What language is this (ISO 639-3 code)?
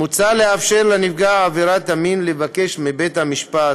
heb